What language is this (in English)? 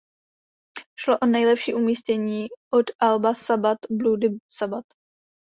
Czech